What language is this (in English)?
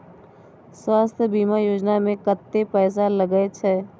Maithili